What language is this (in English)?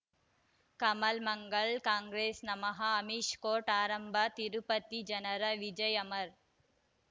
Kannada